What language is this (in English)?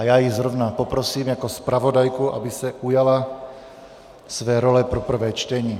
Czech